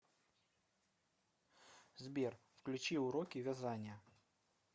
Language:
Russian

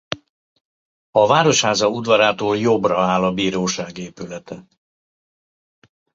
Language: Hungarian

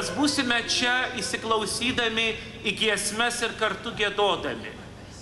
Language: Lithuanian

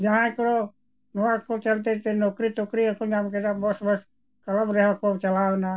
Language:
Santali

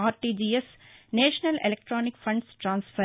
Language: Telugu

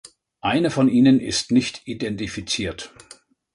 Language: German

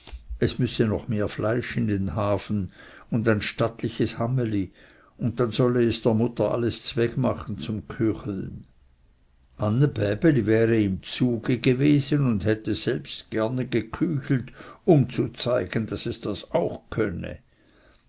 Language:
German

